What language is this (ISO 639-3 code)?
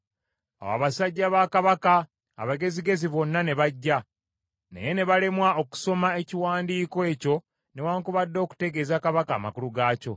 lug